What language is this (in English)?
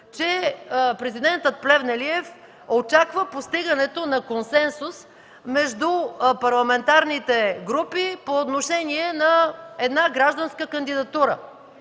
Bulgarian